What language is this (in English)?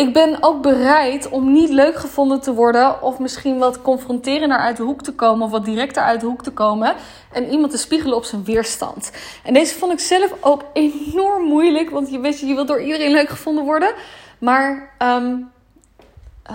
Dutch